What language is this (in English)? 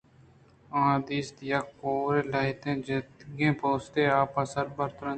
Eastern Balochi